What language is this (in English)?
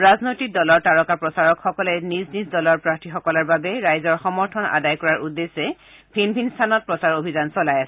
Assamese